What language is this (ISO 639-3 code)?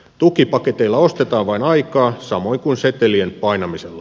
fin